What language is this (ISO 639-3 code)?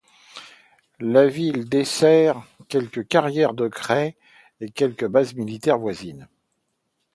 fra